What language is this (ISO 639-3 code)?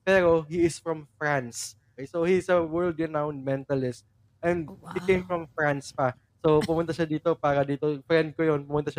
fil